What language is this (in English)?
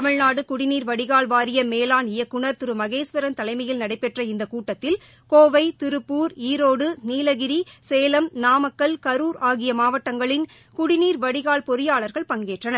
Tamil